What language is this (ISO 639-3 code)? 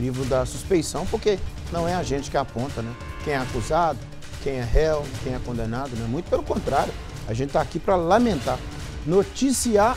por